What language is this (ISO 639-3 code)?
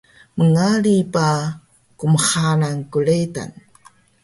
trv